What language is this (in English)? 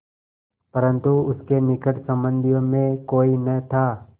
Hindi